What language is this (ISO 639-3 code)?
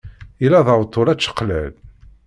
kab